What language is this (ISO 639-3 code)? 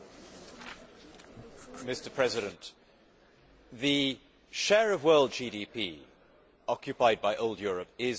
eng